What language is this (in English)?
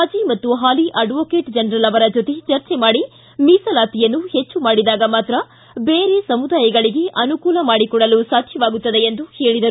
Kannada